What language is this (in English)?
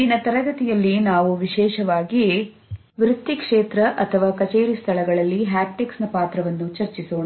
Kannada